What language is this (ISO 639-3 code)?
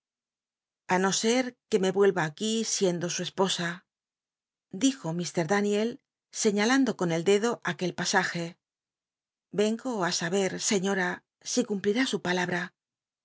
spa